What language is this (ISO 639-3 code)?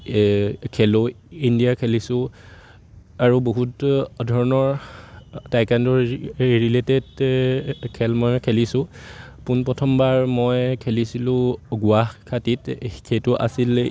asm